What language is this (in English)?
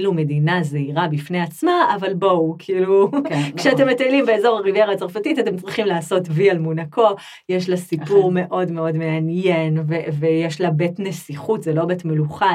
Hebrew